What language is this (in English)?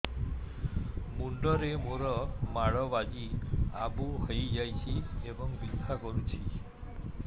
Odia